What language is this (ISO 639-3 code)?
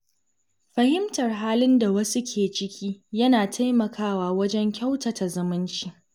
hau